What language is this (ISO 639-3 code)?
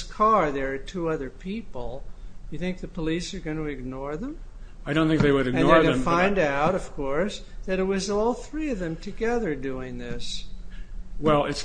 eng